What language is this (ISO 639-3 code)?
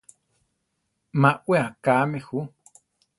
tar